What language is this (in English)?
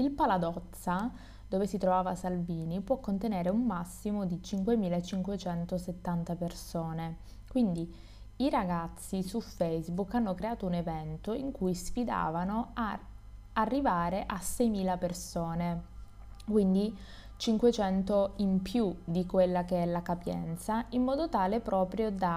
Italian